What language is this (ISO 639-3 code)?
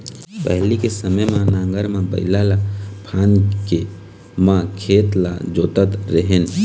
hne